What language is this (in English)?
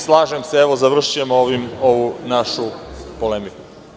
Serbian